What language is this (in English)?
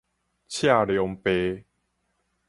Min Nan Chinese